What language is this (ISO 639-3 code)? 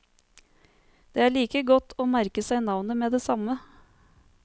nor